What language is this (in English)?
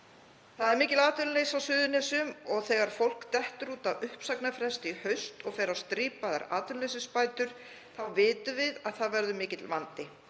Icelandic